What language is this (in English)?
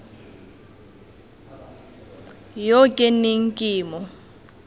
Tswana